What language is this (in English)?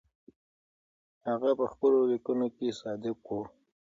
Pashto